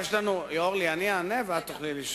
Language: Hebrew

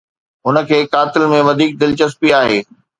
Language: Sindhi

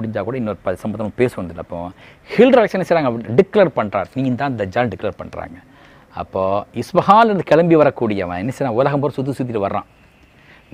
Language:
Tamil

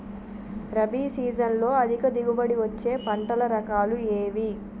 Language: Telugu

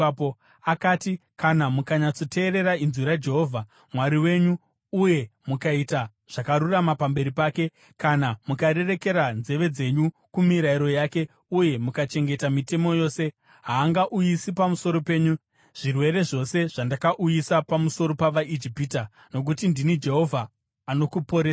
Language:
Shona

